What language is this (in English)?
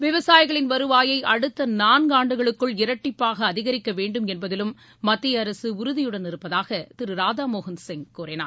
Tamil